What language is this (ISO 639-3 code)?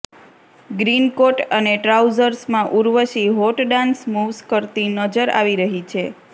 guj